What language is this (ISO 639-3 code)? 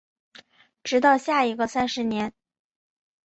zho